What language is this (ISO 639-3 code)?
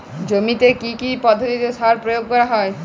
ben